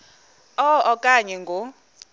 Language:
Xhosa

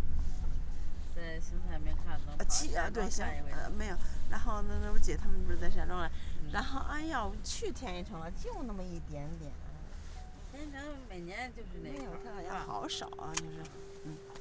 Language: Chinese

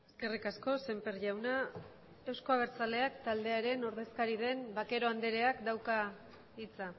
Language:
Basque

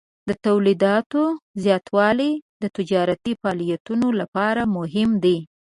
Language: Pashto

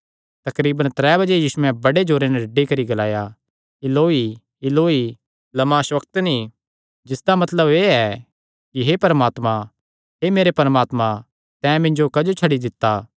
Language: Kangri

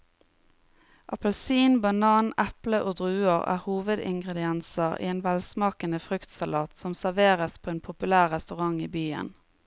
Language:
Norwegian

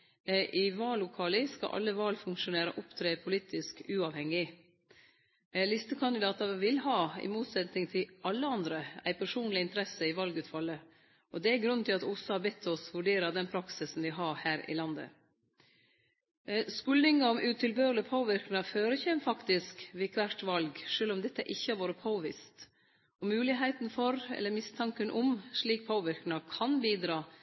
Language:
Norwegian Nynorsk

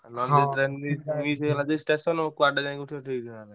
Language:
Odia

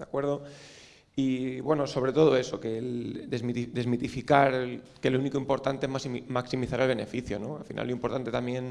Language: Spanish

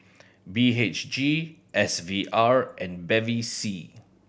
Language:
English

